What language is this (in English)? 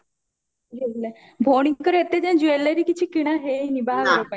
Odia